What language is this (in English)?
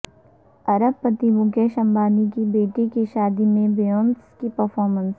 Urdu